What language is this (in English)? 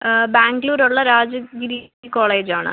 Malayalam